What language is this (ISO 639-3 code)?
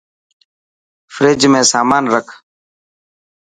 mki